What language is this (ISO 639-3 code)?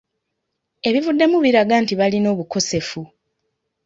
lug